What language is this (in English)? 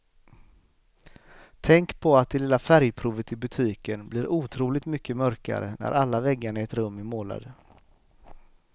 Swedish